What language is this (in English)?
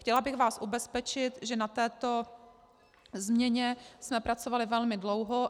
Czech